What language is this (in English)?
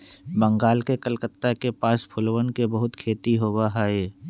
Magahi